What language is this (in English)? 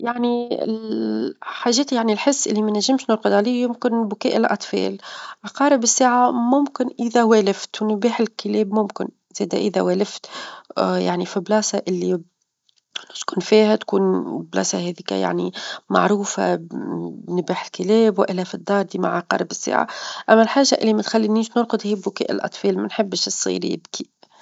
Tunisian Arabic